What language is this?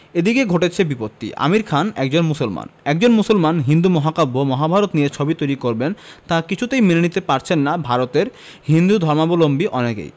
Bangla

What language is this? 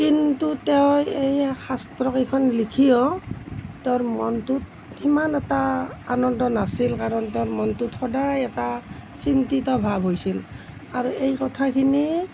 Assamese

